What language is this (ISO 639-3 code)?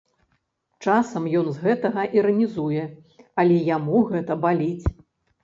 bel